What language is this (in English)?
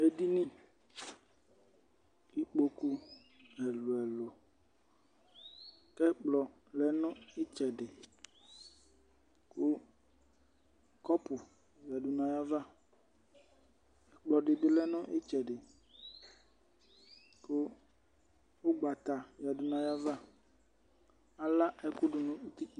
Ikposo